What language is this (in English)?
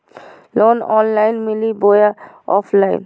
Magahi